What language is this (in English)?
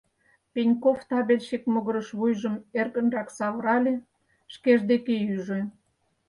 Mari